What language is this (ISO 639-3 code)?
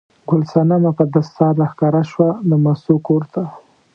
pus